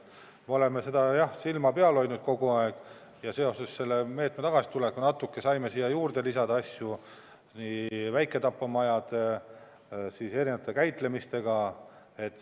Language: Estonian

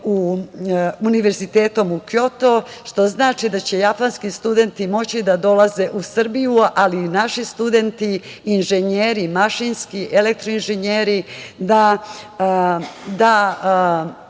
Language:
Serbian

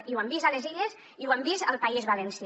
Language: Catalan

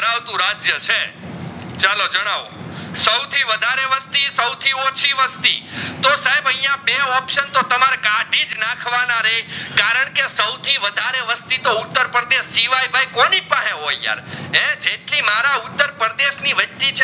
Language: Gujarati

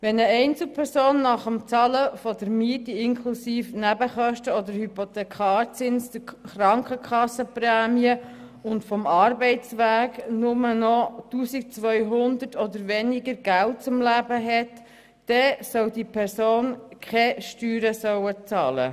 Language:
Swiss German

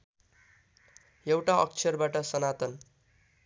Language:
Nepali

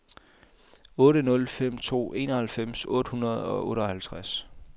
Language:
Danish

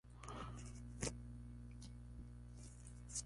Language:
Spanish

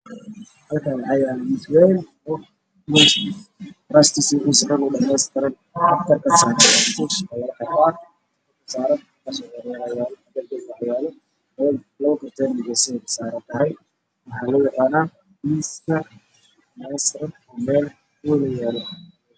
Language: Somali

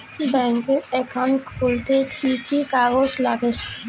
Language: Bangla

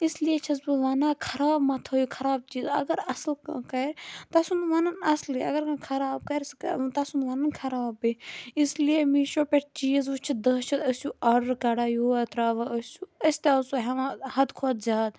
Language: Kashmiri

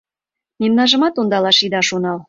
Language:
Mari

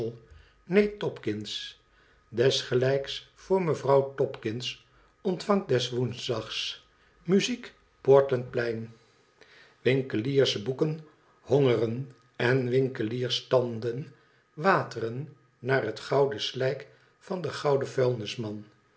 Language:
Dutch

